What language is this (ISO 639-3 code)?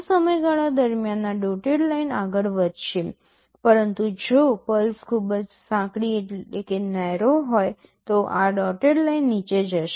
guj